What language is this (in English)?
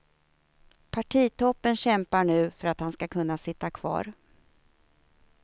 Swedish